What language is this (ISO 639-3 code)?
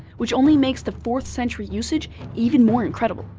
eng